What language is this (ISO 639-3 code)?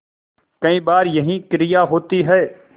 hin